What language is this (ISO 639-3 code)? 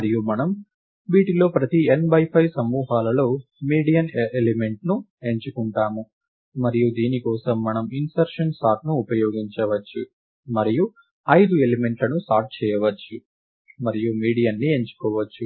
tel